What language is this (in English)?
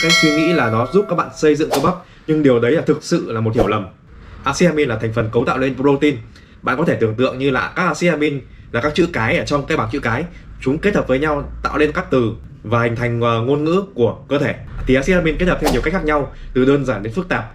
Vietnamese